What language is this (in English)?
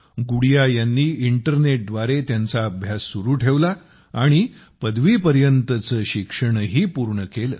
Marathi